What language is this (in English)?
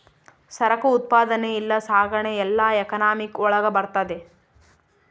Kannada